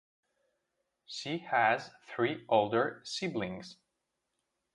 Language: English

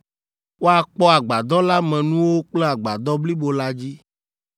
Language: Ewe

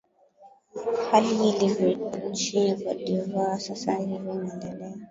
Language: Swahili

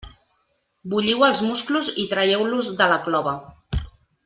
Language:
Catalan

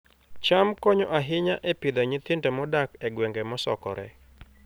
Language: Luo (Kenya and Tanzania)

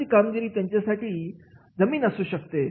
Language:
Marathi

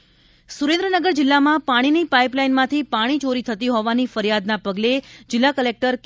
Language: Gujarati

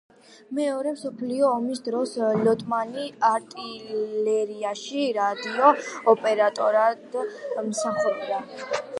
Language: Georgian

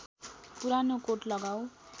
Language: Nepali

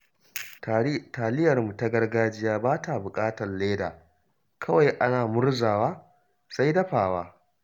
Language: Hausa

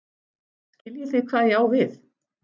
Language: Icelandic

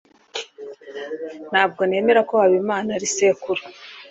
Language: Kinyarwanda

